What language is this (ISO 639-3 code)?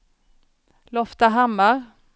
swe